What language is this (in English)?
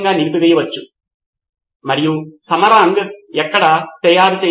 Telugu